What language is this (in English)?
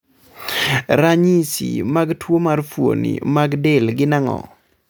Luo (Kenya and Tanzania)